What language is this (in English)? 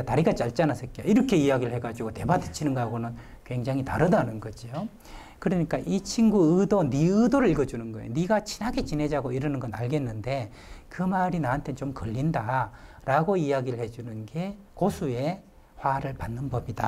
Korean